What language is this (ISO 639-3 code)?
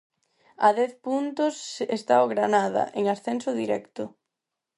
glg